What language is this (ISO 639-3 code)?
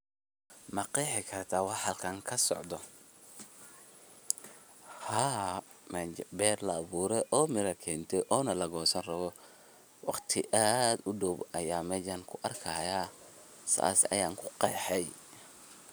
som